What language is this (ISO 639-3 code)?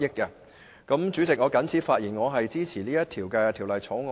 yue